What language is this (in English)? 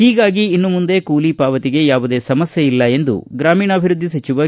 Kannada